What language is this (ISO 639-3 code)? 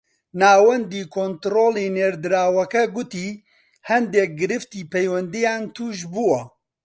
ckb